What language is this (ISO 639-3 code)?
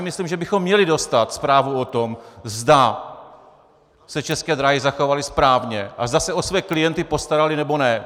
ces